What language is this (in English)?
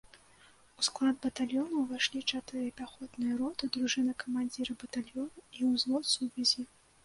Belarusian